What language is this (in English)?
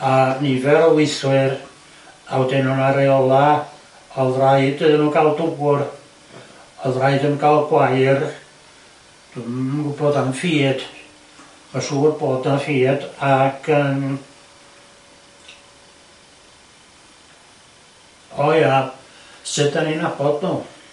Welsh